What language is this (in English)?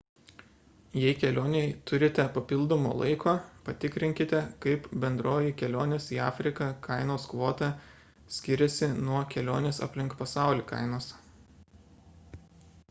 Lithuanian